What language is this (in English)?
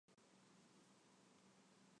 Chinese